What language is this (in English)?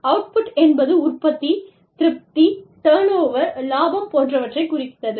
Tamil